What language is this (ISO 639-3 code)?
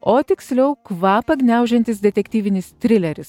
lit